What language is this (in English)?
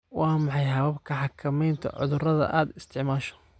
Somali